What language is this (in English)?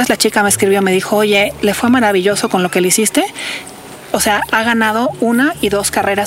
Spanish